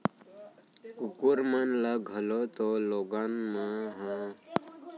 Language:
Chhattisgarhi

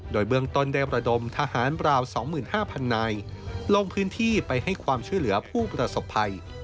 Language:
Thai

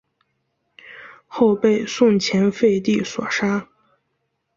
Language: Chinese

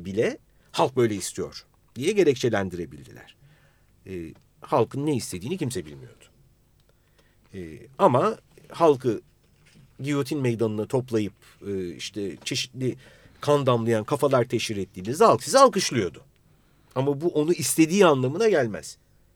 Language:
Turkish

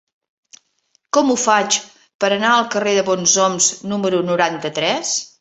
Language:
Catalan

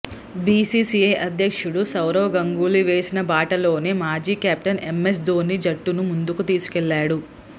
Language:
Telugu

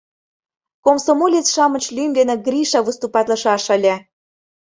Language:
Mari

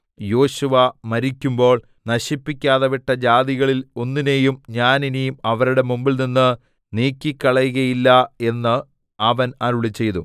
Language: Malayalam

